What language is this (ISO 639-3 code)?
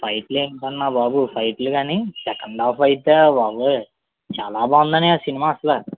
tel